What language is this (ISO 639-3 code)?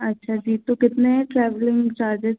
hin